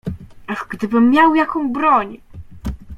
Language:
Polish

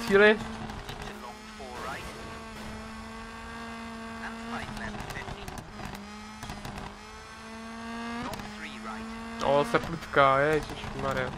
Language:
Czech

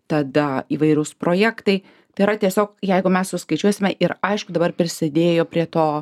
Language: Lithuanian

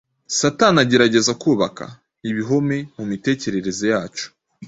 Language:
Kinyarwanda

